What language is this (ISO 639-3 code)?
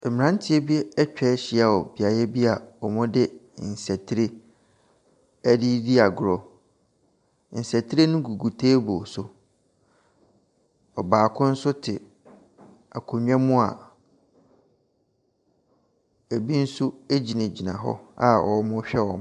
aka